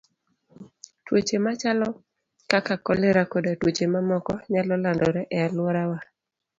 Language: Luo (Kenya and Tanzania)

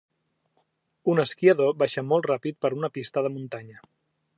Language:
Catalan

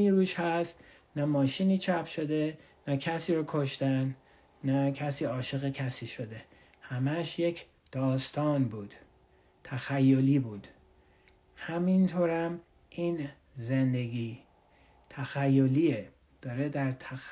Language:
Persian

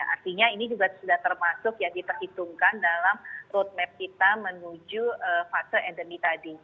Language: Indonesian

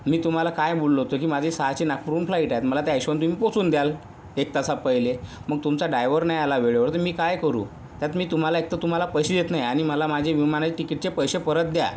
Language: Marathi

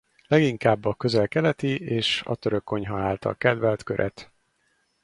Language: Hungarian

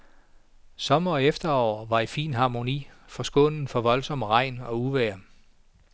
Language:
Danish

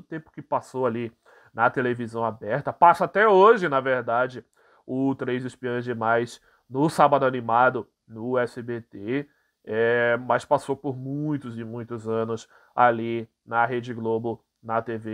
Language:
Portuguese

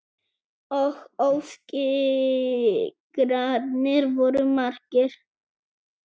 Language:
Icelandic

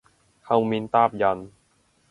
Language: Cantonese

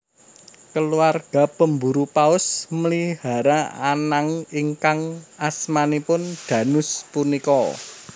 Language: Javanese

